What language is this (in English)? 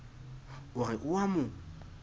Southern Sotho